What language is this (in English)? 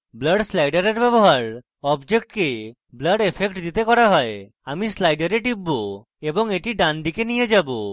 Bangla